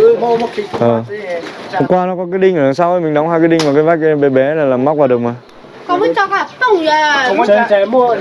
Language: Vietnamese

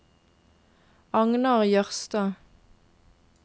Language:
Norwegian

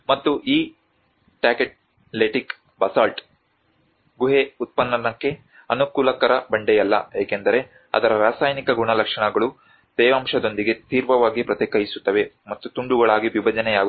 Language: Kannada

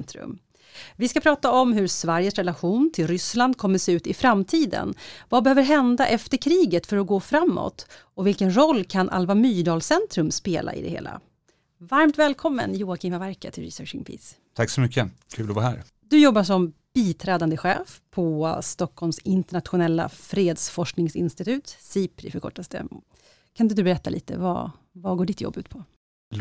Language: Swedish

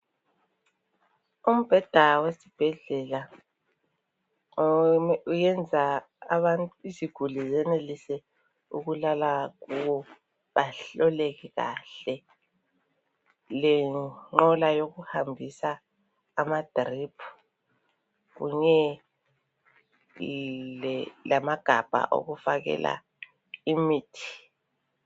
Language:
North Ndebele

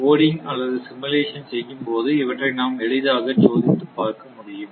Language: Tamil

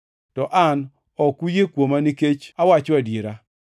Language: Luo (Kenya and Tanzania)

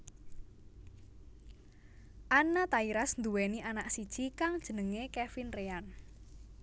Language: Javanese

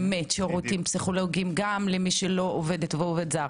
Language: Hebrew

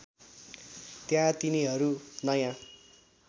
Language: Nepali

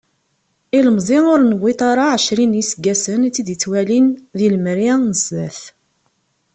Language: Kabyle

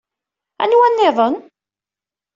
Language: Kabyle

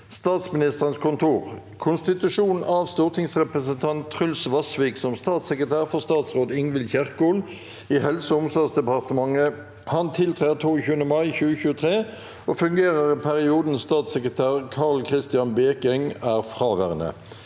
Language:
Norwegian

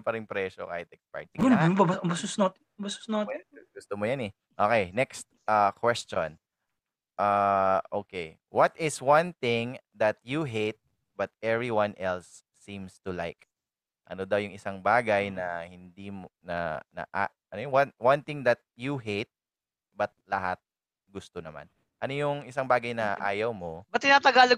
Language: Filipino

